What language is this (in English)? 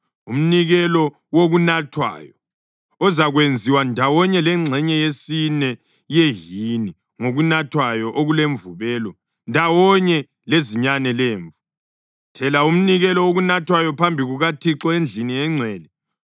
North Ndebele